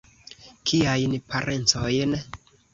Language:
Esperanto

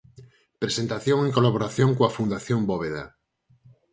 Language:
Galician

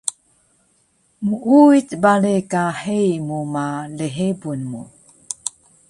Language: Taroko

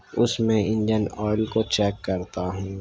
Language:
Urdu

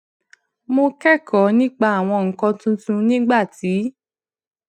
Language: Yoruba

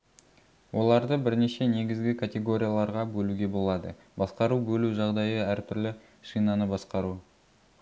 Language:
Kazakh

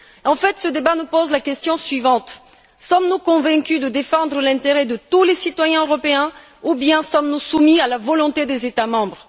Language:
French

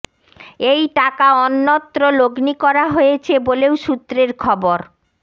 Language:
Bangla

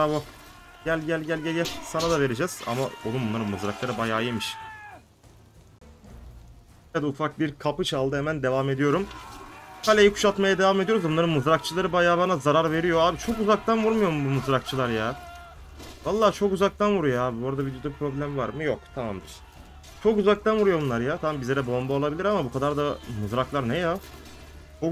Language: Turkish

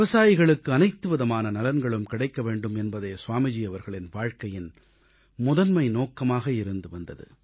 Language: Tamil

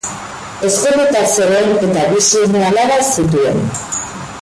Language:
Basque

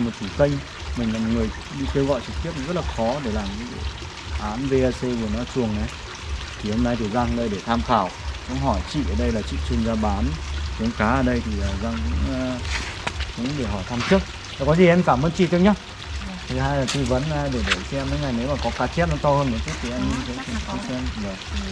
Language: Vietnamese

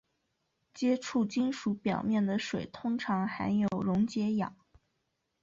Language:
Chinese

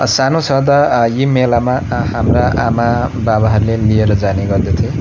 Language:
Nepali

